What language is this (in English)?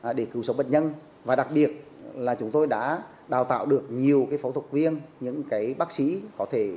Vietnamese